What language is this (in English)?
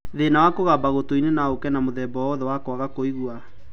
Kikuyu